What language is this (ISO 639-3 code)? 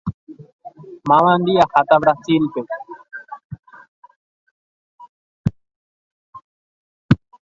grn